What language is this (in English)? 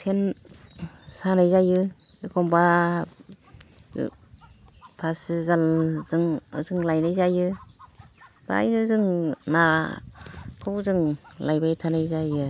Bodo